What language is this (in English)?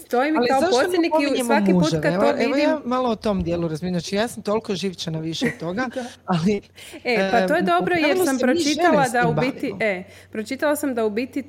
Croatian